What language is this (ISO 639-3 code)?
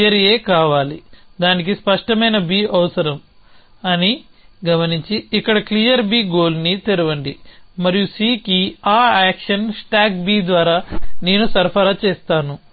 tel